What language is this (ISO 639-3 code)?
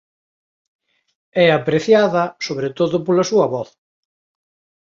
glg